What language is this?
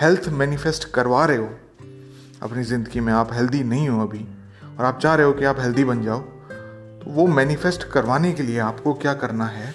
Hindi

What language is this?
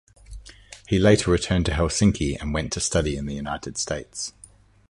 English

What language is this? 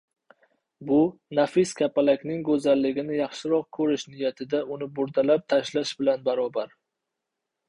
Uzbek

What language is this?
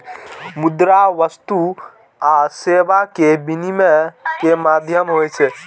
Maithili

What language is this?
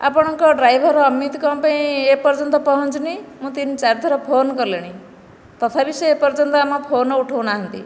Odia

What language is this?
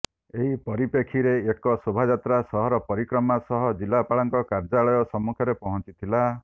Odia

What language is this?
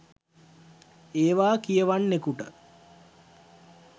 Sinhala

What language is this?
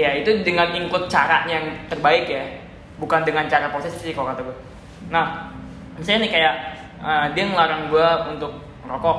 Indonesian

